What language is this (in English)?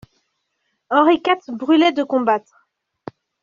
French